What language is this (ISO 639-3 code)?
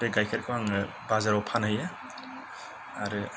brx